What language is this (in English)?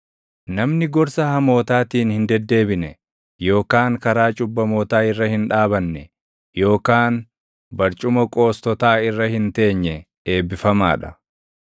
Oromo